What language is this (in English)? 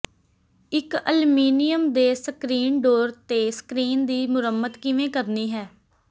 Punjabi